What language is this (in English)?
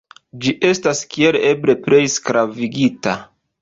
Esperanto